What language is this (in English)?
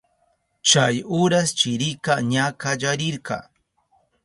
Southern Pastaza Quechua